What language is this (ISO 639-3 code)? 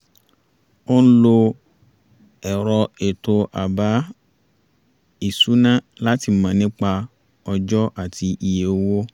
yor